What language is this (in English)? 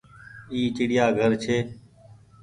Goaria